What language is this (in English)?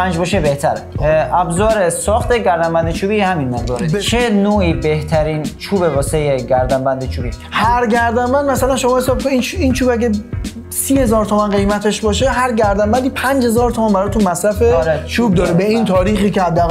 Persian